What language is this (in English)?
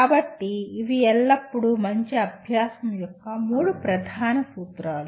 Telugu